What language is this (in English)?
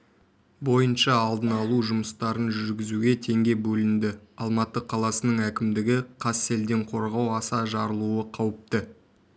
Kazakh